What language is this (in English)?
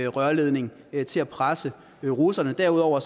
Danish